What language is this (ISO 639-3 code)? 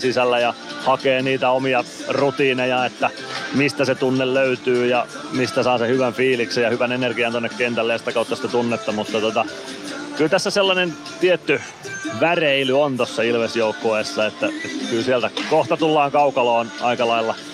fin